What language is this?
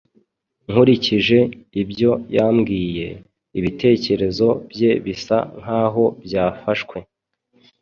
Kinyarwanda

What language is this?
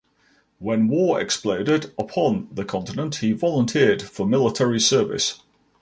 English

